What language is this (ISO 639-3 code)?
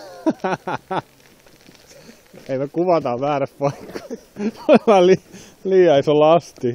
fin